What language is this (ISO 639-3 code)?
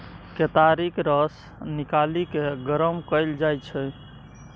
mai